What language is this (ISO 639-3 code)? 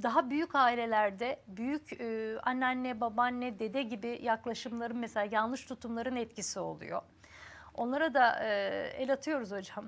tur